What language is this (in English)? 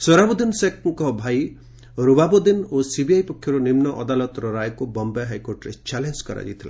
Odia